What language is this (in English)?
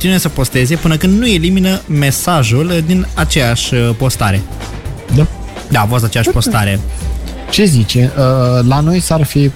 Romanian